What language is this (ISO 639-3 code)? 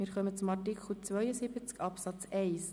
gsw